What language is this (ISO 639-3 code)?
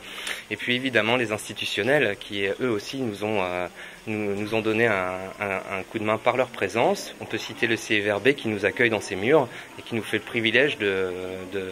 fra